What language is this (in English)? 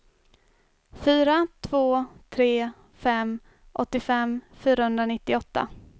Swedish